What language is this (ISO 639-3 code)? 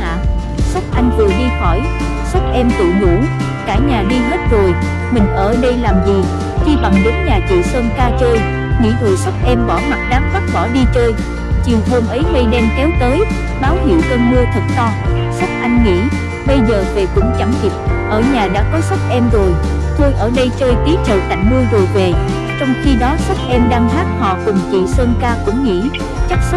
vie